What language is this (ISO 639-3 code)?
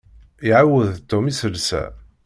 kab